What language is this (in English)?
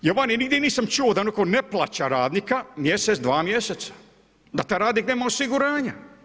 Croatian